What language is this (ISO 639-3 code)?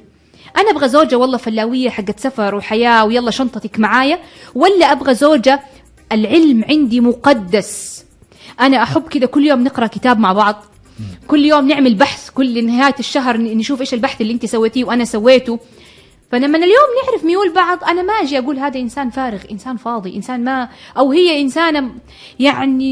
ara